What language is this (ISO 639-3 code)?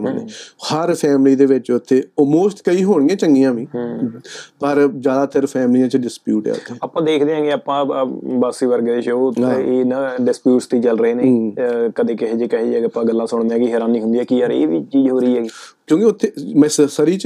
pan